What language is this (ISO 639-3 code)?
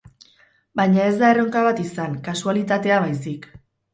eus